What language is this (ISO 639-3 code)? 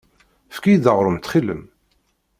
kab